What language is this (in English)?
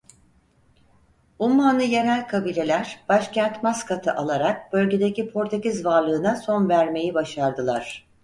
Turkish